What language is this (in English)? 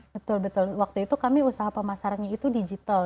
Indonesian